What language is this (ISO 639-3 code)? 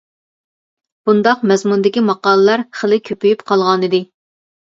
uig